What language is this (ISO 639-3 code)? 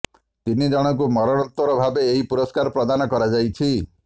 ori